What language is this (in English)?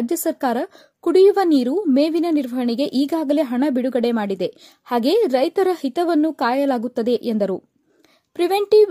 Kannada